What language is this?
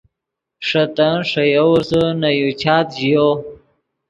Yidgha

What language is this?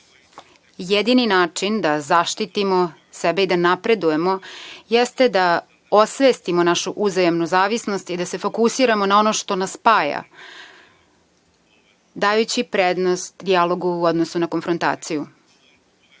Serbian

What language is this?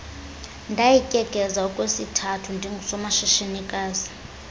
Xhosa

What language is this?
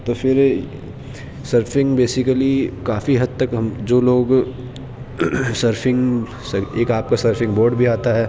Urdu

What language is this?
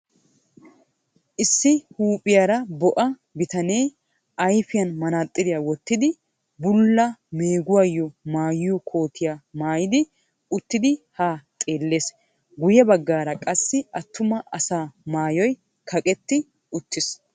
Wolaytta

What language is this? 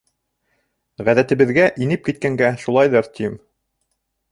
Bashkir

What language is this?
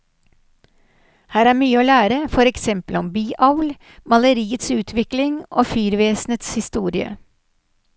Norwegian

